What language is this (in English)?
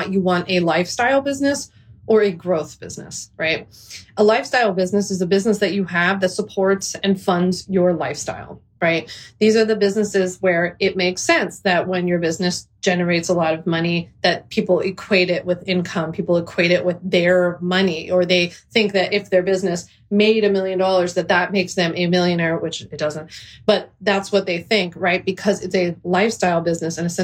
English